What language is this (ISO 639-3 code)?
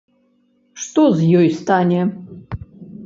bel